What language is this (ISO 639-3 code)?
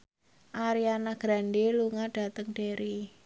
jav